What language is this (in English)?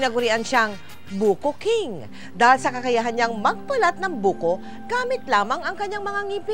Filipino